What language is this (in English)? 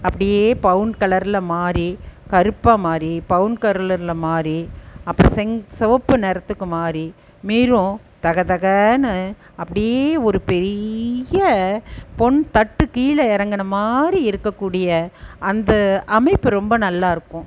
Tamil